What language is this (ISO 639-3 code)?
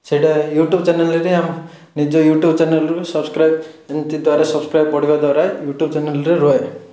ori